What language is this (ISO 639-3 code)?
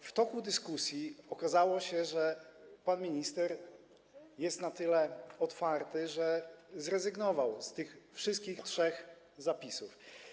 pol